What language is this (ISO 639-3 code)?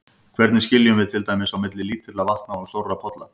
isl